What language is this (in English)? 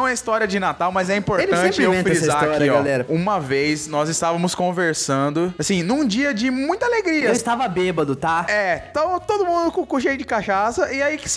Portuguese